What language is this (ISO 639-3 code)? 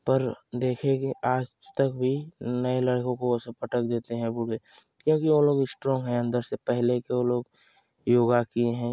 hin